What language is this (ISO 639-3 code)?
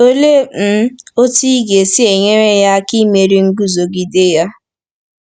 ibo